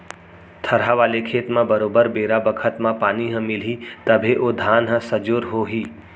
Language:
Chhattisgarhi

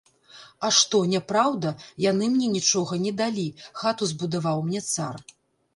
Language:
Belarusian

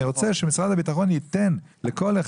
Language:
Hebrew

